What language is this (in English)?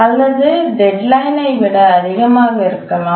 Tamil